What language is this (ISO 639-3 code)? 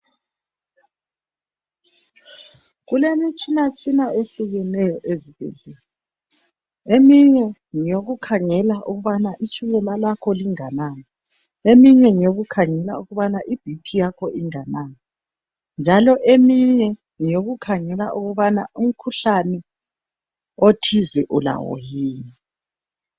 nde